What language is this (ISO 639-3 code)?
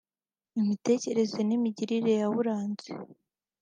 kin